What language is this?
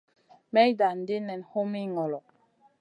Masana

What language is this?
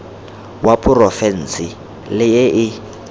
Tswana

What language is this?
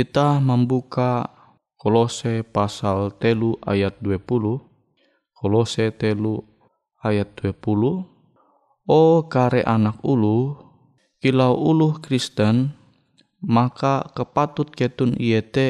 Indonesian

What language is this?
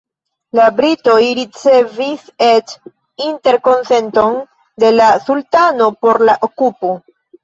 Esperanto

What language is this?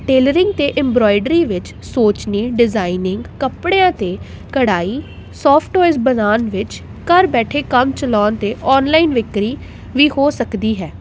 Punjabi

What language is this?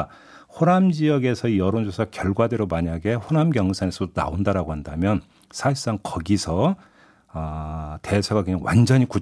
Korean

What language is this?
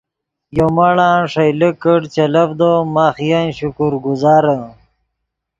Yidgha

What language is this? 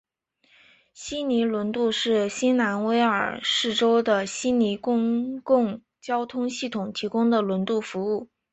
Chinese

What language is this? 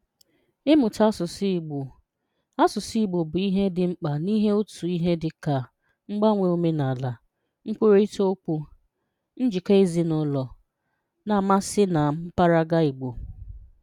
Igbo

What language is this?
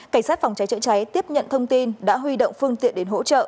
Vietnamese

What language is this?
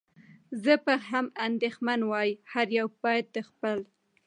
Pashto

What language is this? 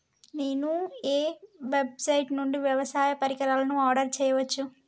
Telugu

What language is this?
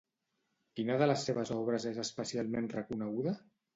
Catalan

